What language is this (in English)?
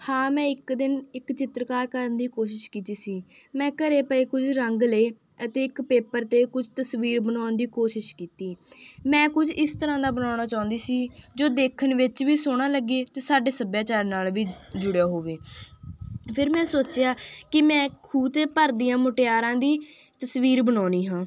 Punjabi